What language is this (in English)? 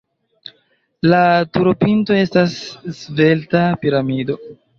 Esperanto